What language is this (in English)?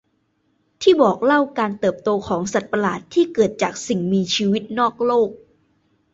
Thai